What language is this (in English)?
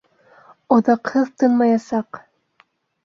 Bashkir